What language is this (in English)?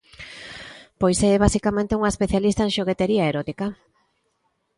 Galician